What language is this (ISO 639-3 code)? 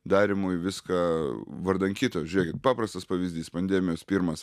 lit